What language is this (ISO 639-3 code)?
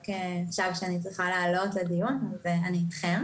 heb